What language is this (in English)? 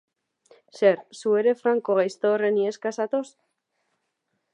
Basque